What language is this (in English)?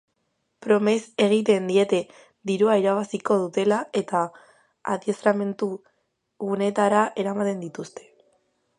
Basque